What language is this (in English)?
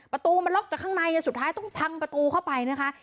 Thai